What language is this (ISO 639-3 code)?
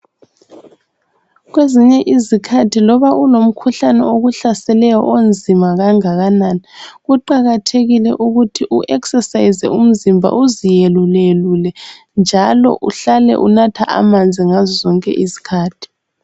nde